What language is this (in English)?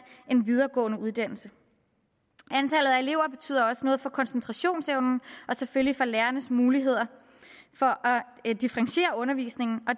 Danish